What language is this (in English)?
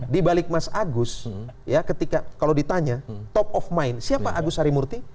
Indonesian